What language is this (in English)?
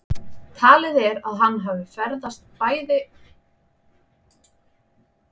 Icelandic